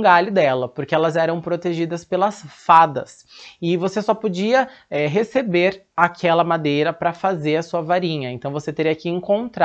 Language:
Portuguese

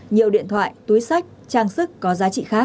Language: Vietnamese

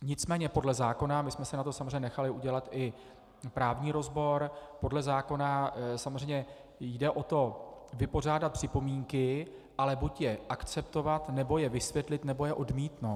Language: Czech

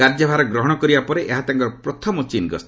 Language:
Odia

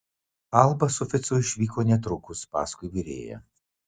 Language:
Lithuanian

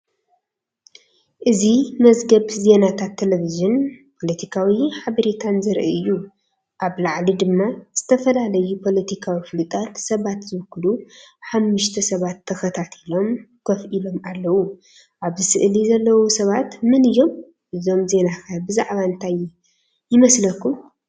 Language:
Tigrinya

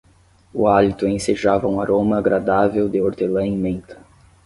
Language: Portuguese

